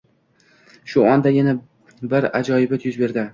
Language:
Uzbek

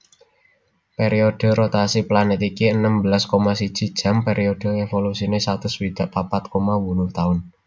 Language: Javanese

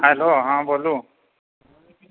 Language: Maithili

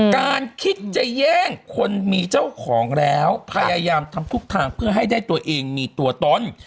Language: Thai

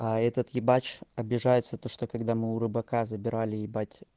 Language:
Russian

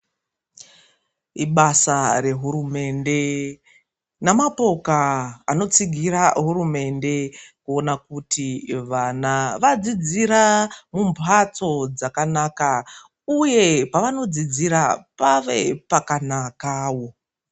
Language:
Ndau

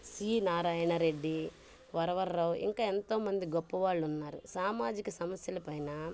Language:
Telugu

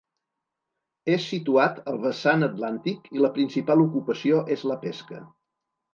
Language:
Catalan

